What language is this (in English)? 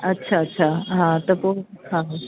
Sindhi